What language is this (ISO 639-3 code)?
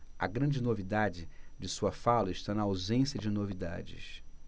por